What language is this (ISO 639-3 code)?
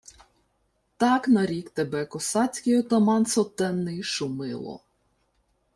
ukr